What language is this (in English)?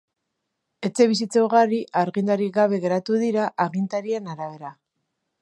Basque